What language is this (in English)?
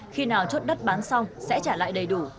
Vietnamese